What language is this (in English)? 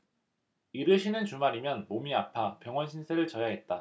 Korean